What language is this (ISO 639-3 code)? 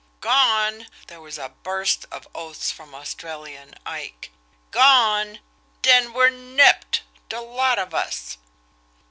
eng